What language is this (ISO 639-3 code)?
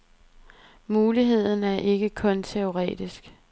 dan